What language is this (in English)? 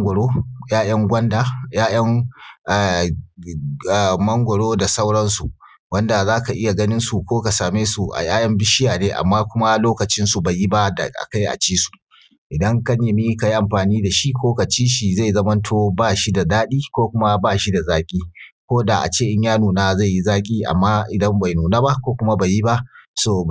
Hausa